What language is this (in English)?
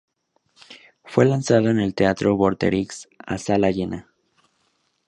Spanish